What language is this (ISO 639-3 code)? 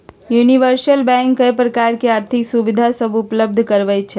mag